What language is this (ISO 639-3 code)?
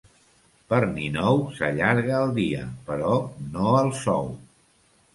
cat